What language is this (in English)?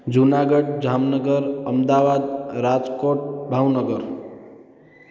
Sindhi